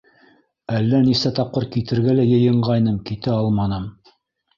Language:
Bashkir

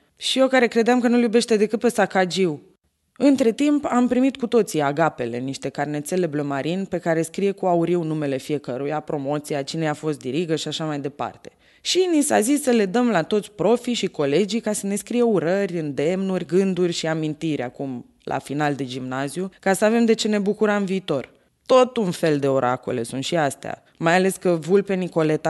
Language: Romanian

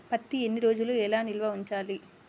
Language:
Telugu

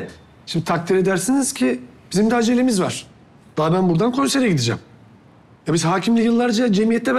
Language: Turkish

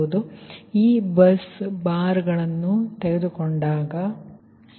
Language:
Kannada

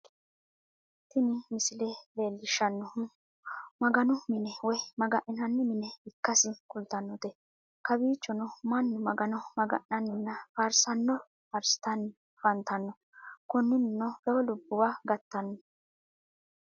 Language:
Sidamo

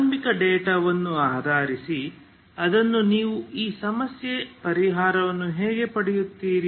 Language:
Kannada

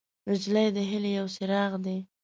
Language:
Pashto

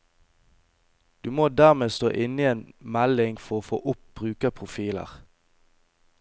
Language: Norwegian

